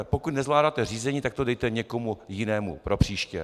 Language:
Czech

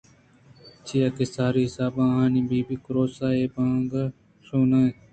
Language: Eastern Balochi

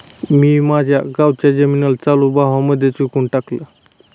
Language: Marathi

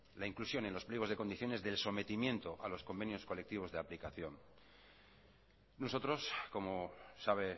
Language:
Spanish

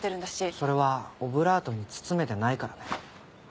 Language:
Japanese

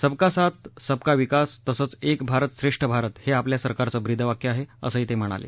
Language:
Marathi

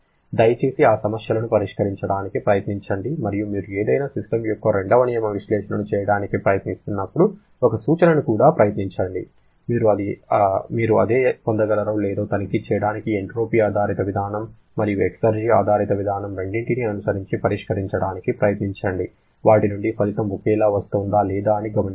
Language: Telugu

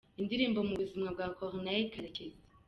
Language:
Kinyarwanda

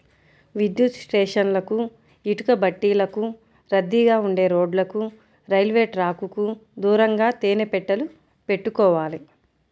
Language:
Telugu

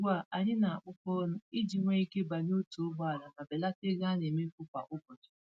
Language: Igbo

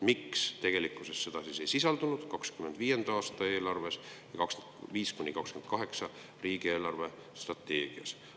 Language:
Estonian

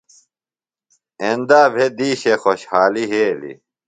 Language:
Phalura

